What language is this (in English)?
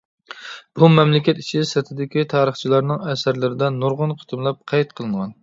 Uyghur